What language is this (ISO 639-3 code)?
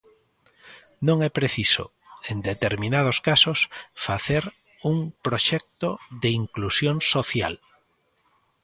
glg